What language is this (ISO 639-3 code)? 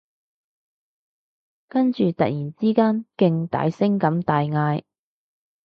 yue